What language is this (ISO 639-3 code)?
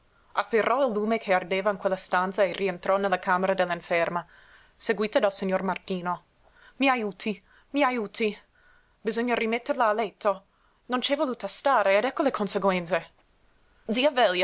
ita